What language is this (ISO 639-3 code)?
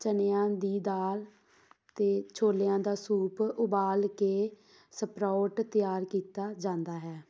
pan